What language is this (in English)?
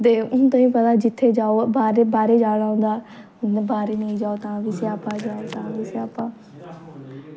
Dogri